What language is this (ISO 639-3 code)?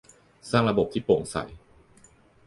tha